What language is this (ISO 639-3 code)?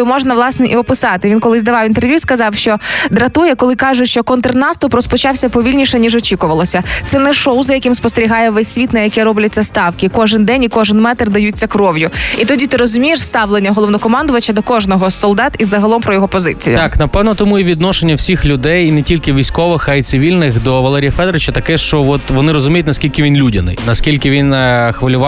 ukr